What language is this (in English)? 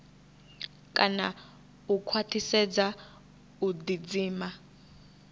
Venda